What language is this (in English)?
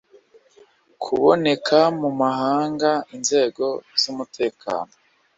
Kinyarwanda